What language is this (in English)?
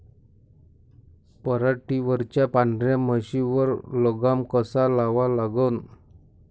Marathi